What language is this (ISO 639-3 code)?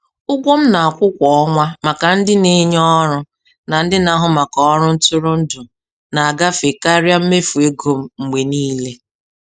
ibo